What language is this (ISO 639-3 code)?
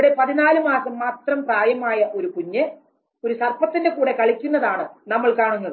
mal